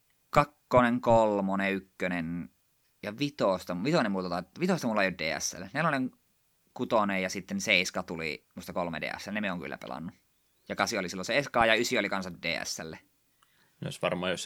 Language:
Finnish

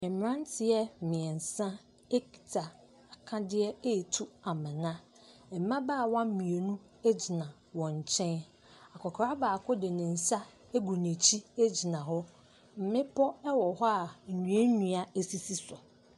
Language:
Akan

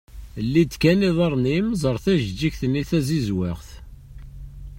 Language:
Kabyle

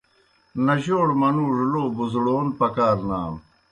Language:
Kohistani Shina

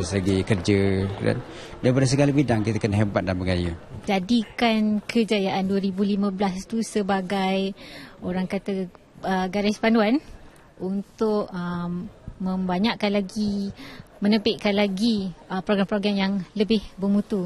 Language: Malay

